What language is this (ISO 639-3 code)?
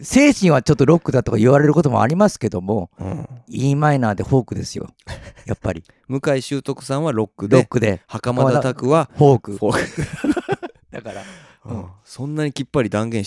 jpn